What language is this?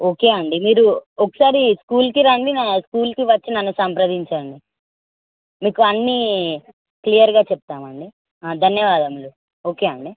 Telugu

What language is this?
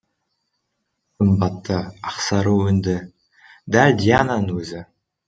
Kazakh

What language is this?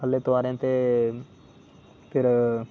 Dogri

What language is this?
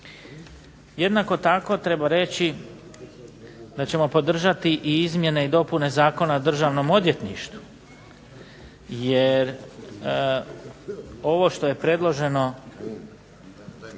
Croatian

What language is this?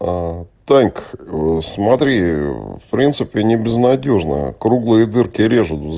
Russian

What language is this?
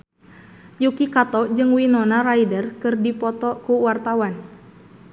Sundanese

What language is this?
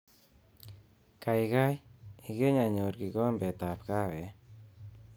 Kalenjin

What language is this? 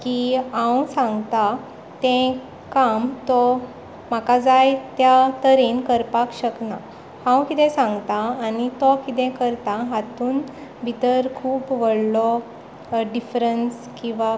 Konkani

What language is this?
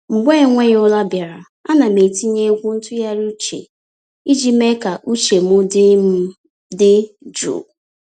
Igbo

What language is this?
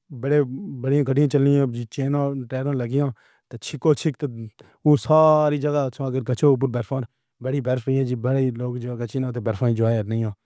Pahari-Potwari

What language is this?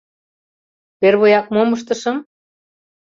Mari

